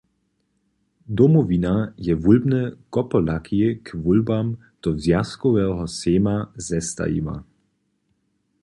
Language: Upper Sorbian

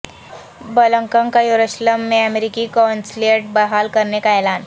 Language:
Urdu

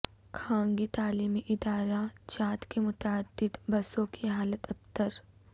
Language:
Urdu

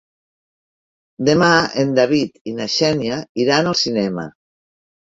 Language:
Catalan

